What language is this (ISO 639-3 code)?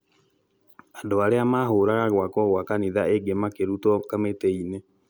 kik